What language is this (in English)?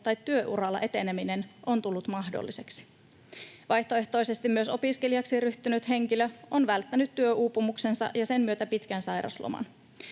Finnish